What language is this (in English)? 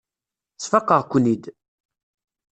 Kabyle